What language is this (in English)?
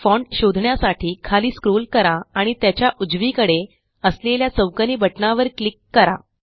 Marathi